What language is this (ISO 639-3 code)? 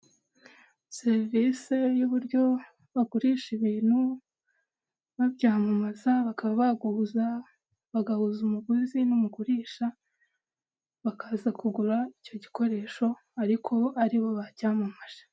kin